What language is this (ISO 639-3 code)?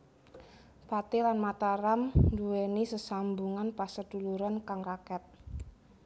jav